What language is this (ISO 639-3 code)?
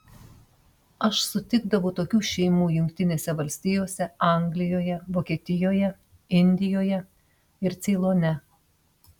lit